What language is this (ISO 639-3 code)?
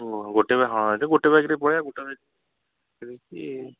ori